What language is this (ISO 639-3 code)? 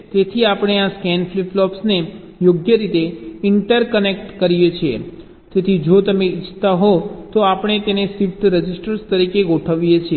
guj